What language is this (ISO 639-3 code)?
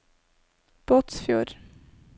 nor